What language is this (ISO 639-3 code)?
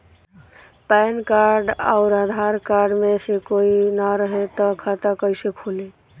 bho